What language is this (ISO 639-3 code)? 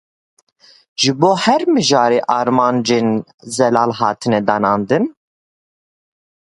kur